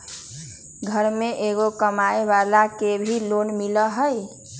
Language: Magahi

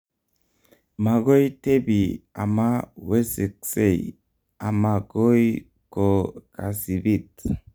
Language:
Kalenjin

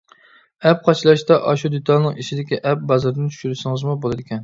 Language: Uyghur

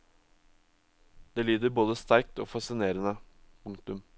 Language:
Norwegian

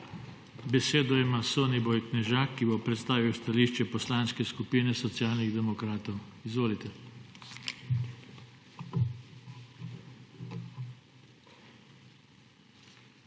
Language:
Slovenian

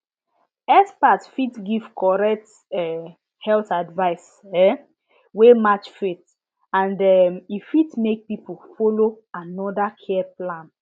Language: Nigerian Pidgin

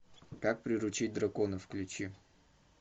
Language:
Russian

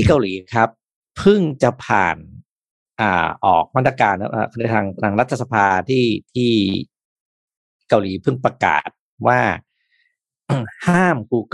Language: Thai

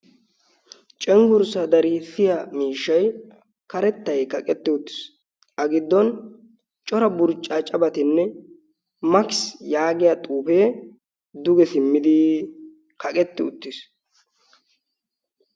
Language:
Wolaytta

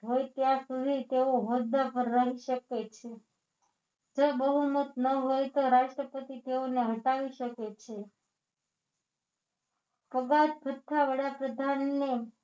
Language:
Gujarati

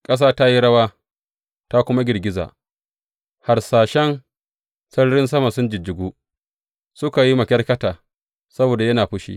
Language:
Hausa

